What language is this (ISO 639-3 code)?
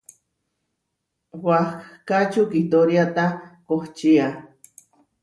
var